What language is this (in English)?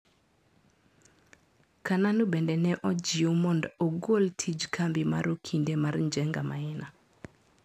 Luo (Kenya and Tanzania)